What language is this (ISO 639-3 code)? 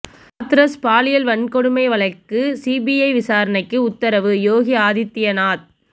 tam